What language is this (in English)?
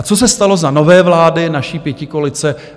Czech